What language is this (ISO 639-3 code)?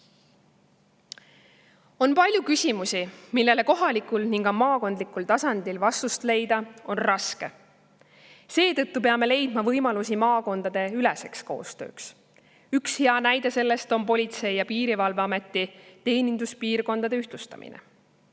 est